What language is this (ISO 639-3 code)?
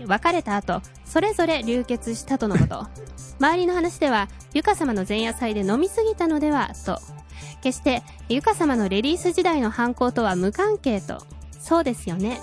jpn